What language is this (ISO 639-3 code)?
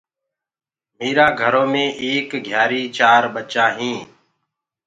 ggg